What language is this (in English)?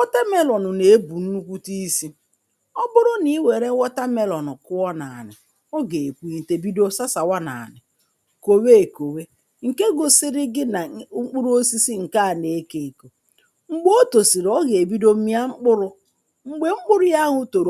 Igbo